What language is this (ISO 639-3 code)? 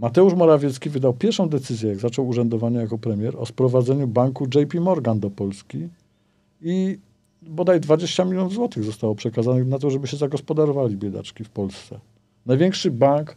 pol